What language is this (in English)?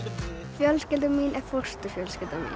Icelandic